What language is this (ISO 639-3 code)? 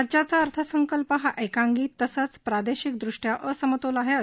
mar